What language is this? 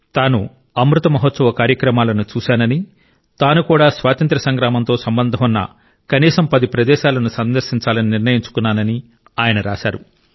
Telugu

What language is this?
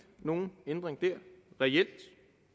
Danish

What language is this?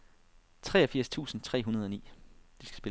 Danish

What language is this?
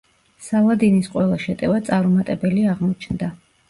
Georgian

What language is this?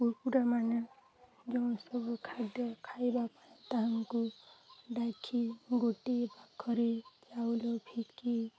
Odia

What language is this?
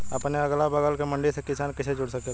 Bhojpuri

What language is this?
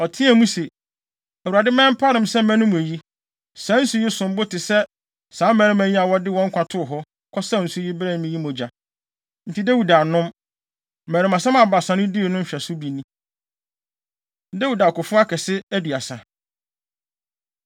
Akan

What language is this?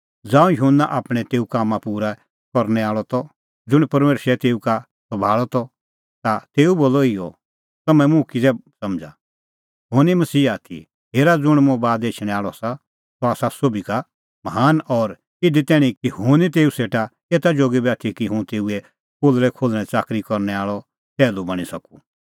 Kullu Pahari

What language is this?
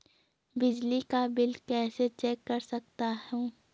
Hindi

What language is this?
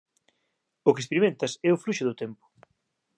Galician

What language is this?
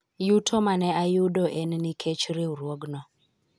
Luo (Kenya and Tanzania)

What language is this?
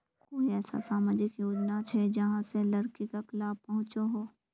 Magahi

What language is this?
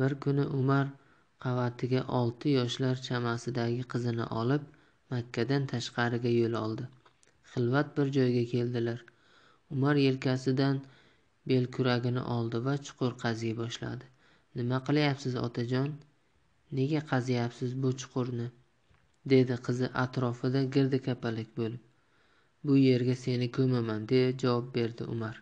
Turkish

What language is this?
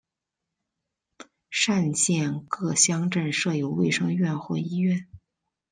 Chinese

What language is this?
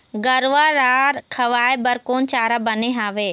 Chhattisgarhi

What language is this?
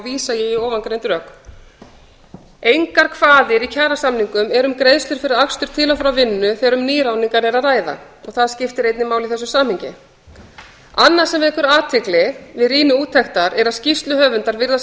Icelandic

